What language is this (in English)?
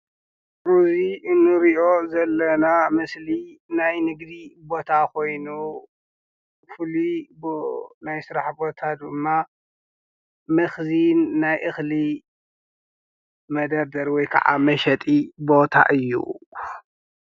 Tigrinya